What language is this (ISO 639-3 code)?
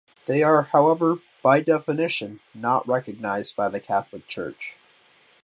eng